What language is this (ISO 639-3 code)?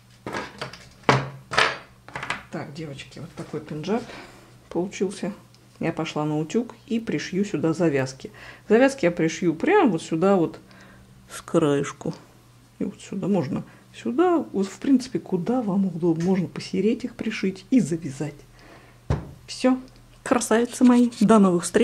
rus